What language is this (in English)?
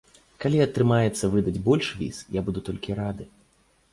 Belarusian